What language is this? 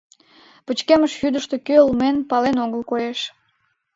Mari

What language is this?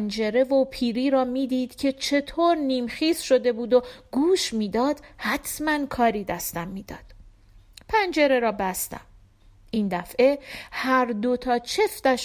Persian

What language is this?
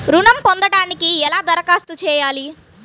Telugu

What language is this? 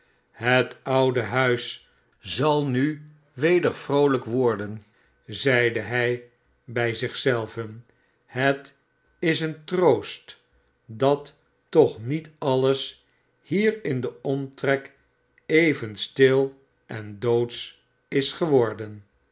Dutch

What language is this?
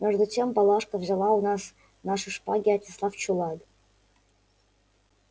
Russian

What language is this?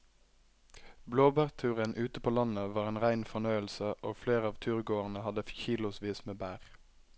Norwegian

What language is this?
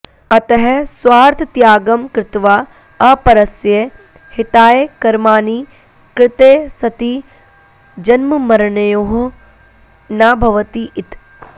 Sanskrit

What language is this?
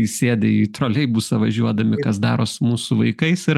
Lithuanian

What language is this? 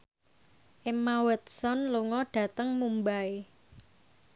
Javanese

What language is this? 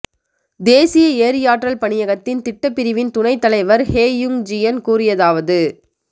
Tamil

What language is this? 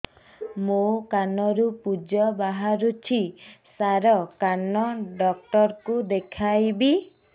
Odia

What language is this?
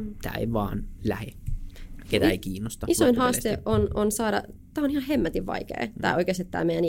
Finnish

